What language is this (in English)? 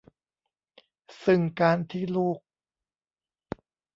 Thai